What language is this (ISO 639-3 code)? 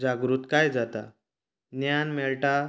kok